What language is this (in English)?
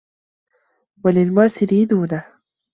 Arabic